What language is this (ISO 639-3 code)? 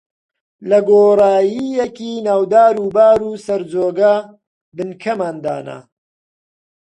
ckb